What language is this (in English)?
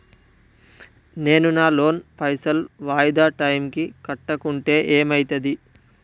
Telugu